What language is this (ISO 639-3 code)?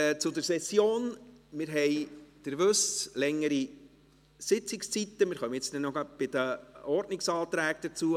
gsw